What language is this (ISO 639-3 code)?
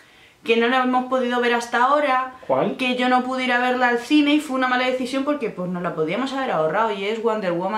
spa